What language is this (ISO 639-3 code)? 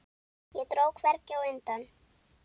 isl